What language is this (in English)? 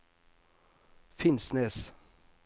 Norwegian